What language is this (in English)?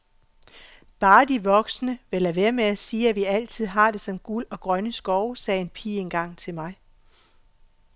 Danish